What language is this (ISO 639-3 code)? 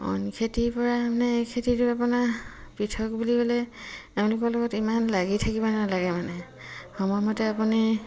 asm